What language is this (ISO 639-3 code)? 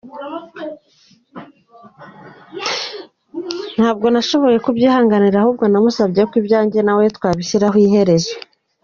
kin